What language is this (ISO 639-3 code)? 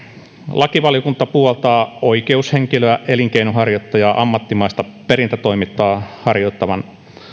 fin